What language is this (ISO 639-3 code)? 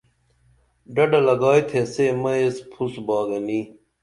dml